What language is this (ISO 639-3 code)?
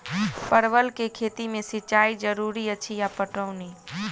mai